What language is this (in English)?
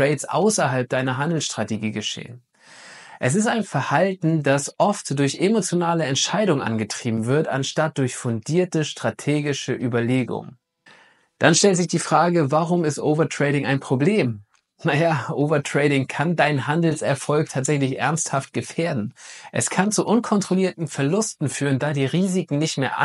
German